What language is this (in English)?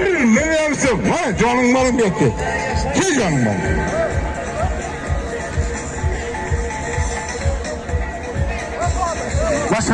Turkish